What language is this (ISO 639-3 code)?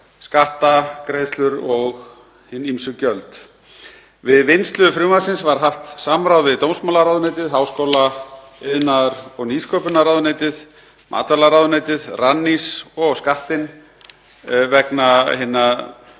isl